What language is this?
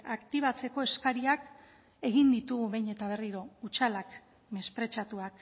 Basque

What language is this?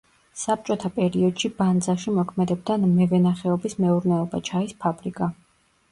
Georgian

